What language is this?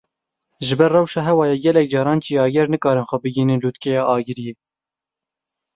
Kurdish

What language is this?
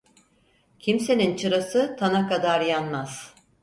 Turkish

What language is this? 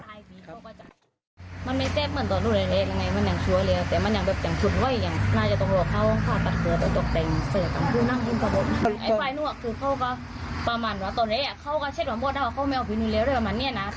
Thai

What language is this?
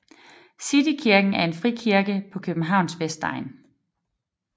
Danish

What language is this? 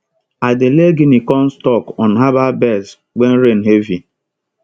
Nigerian Pidgin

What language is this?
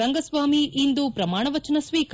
Kannada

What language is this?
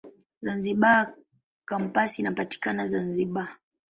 Swahili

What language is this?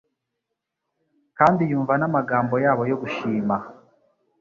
Kinyarwanda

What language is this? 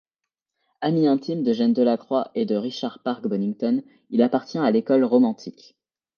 French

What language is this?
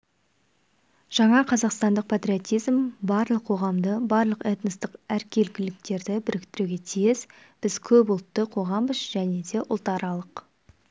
Kazakh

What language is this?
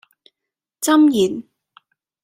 Cantonese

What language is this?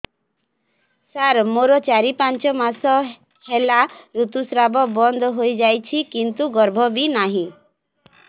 Odia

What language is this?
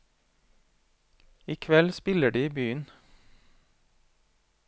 Norwegian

